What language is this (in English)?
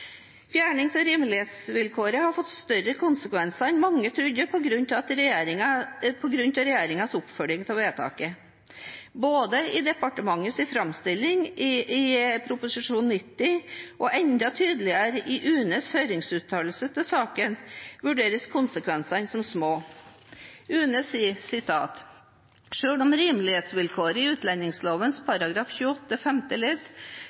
Norwegian Bokmål